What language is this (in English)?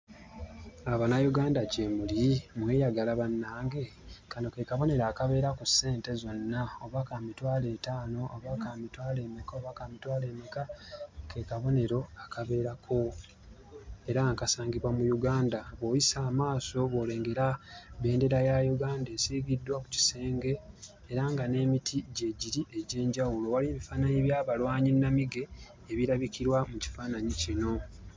Ganda